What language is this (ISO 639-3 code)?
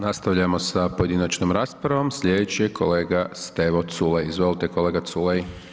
hrv